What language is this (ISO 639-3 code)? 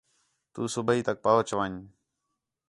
xhe